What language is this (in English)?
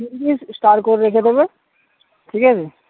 Bangla